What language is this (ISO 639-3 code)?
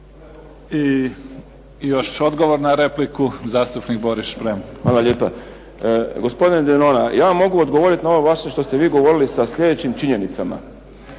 hrv